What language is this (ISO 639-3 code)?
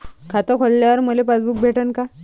mar